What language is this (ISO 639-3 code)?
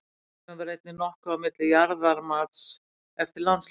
isl